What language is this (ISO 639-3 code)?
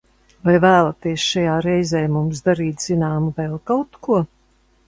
lav